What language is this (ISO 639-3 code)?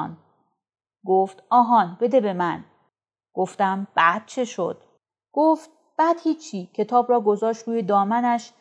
fas